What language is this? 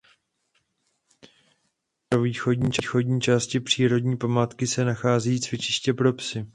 Czech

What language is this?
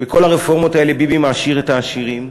Hebrew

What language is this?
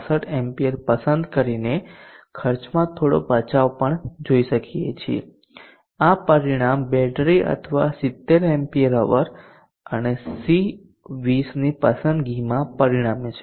Gujarati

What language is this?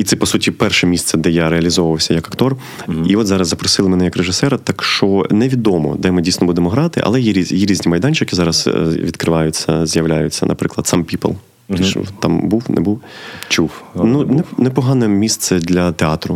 Ukrainian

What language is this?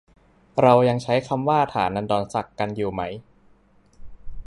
Thai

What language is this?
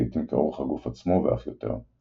Hebrew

